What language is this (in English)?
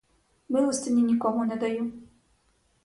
Ukrainian